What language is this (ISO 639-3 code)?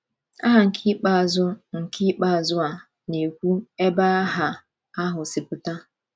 ibo